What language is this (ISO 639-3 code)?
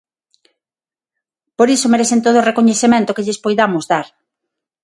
glg